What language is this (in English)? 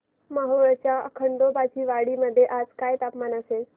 Marathi